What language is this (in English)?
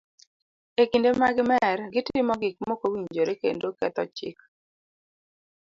Luo (Kenya and Tanzania)